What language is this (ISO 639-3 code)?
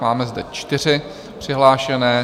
ces